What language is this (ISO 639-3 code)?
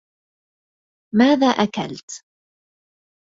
ara